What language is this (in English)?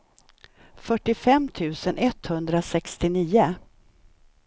Swedish